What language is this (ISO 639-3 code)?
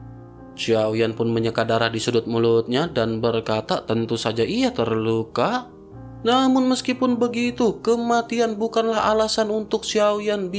ind